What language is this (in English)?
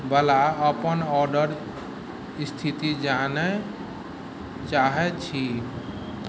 Maithili